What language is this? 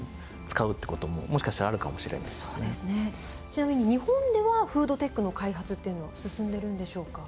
Japanese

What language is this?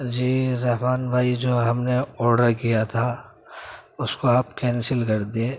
Urdu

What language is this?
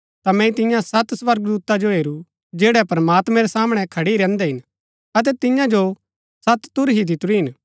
Gaddi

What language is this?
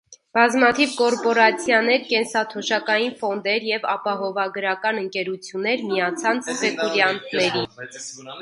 Armenian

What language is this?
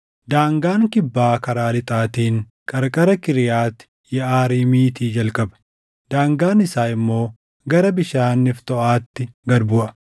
Oromo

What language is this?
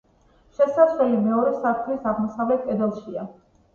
Georgian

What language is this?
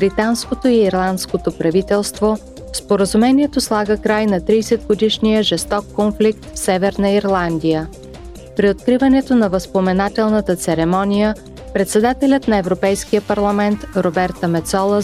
Bulgarian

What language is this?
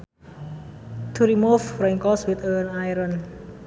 Sundanese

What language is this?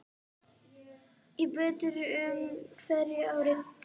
Icelandic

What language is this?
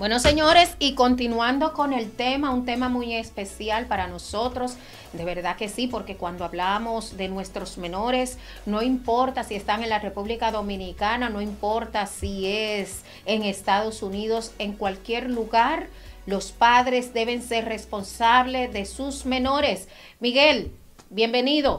Spanish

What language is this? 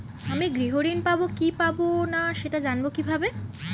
Bangla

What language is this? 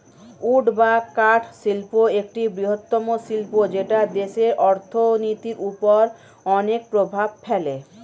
Bangla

